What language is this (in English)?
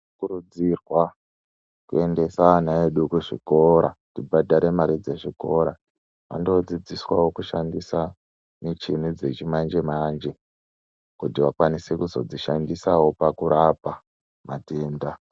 Ndau